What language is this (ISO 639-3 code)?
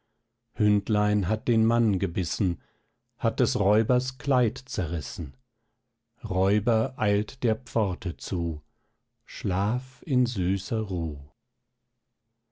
deu